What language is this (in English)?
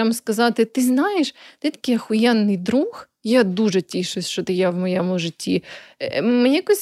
Ukrainian